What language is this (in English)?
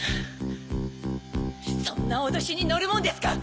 Japanese